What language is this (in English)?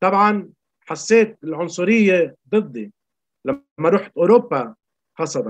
Arabic